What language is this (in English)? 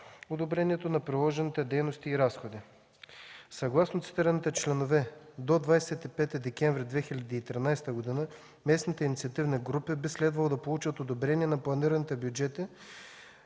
Bulgarian